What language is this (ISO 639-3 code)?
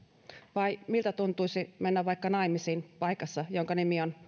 fin